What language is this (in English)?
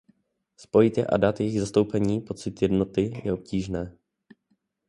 Czech